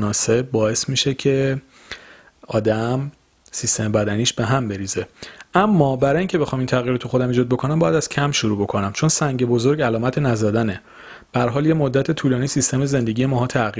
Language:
Persian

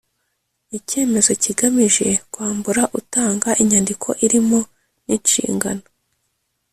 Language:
Kinyarwanda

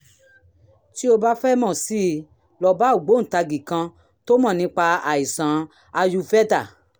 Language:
Yoruba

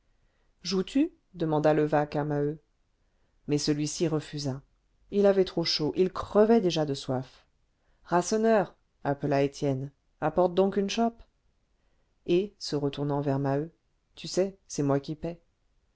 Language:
French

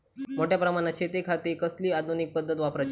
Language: Marathi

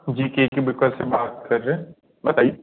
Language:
Hindi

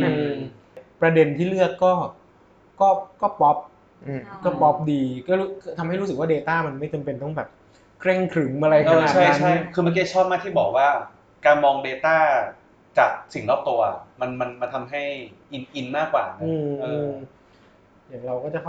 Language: Thai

